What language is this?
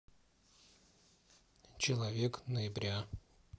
Russian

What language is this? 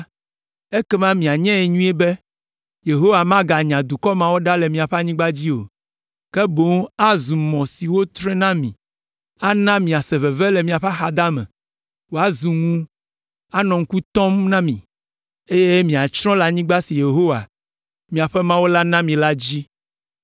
Ewe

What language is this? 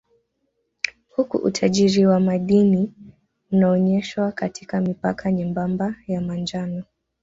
Swahili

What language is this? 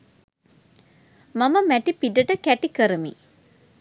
Sinhala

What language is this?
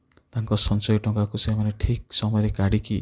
Odia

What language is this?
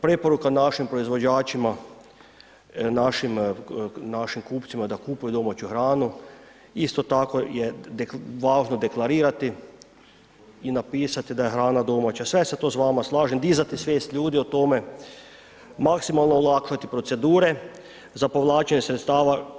Croatian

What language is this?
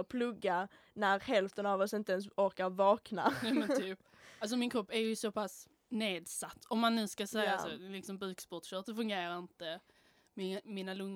Swedish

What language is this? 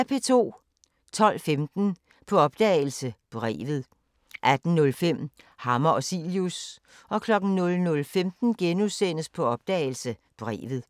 Danish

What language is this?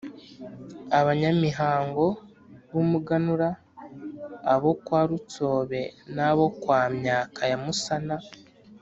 Kinyarwanda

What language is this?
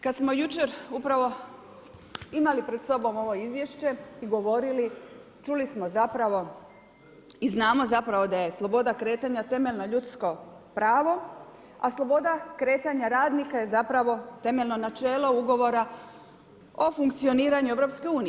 Croatian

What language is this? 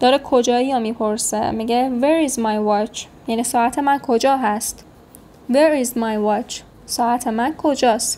Persian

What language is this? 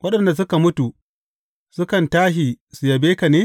Hausa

